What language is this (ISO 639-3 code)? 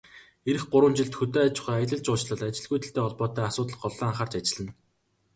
mon